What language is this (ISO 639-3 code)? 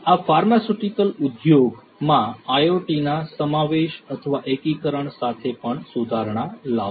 guj